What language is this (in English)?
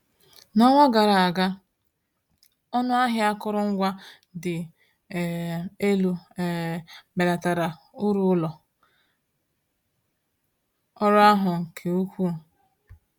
Igbo